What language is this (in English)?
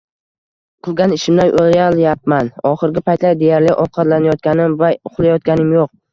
Uzbek